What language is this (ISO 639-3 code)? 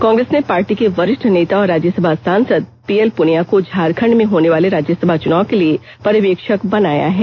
hin